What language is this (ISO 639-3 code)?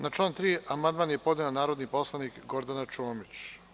srp